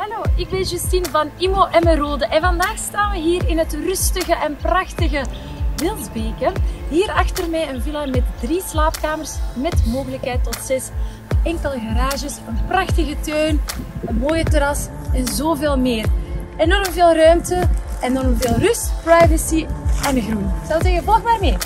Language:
Dutch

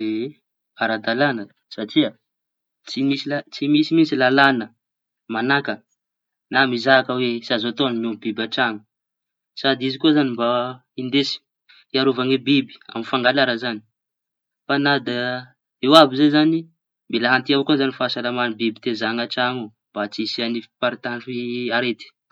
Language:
Tanosy Malagasy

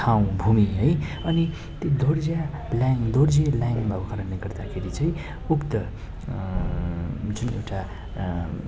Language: Nepali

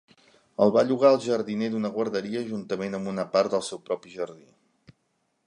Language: Catalan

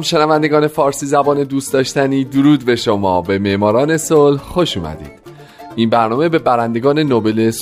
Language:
Persian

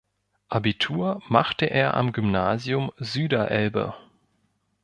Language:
German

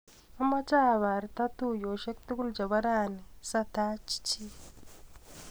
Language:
Kalenjin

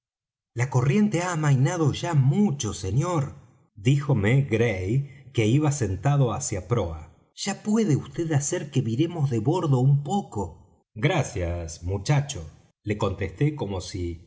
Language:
Spanish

